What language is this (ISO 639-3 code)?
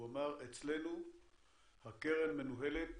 heb